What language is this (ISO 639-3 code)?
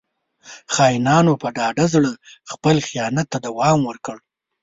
pus